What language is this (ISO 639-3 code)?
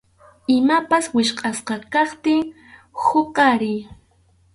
qxu